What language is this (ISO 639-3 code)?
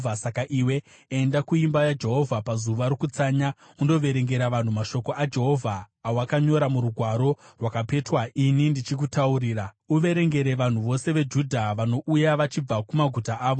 sna